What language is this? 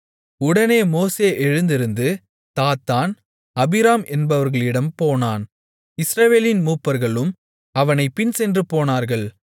Tamil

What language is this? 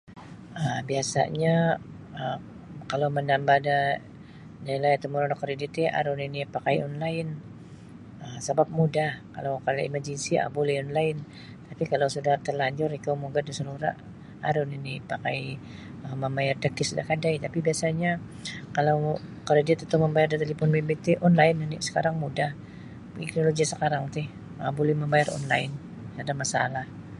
Sabah Bisaya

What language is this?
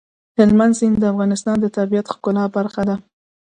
Pashto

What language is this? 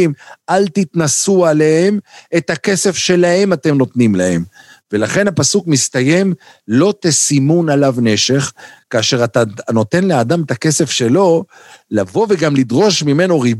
Hebrew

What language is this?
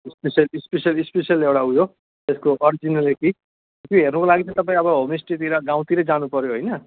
Nepali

